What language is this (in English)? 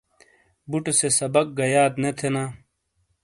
Shina